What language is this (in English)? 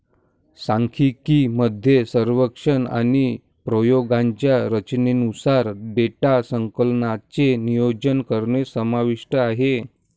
Marathi